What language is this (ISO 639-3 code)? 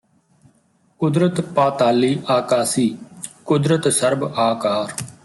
pan